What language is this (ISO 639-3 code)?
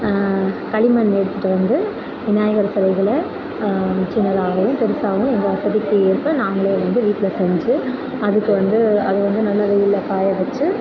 tam